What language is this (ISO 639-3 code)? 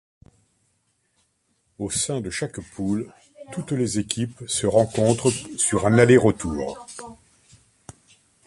fra